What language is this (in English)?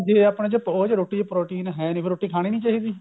Punjabi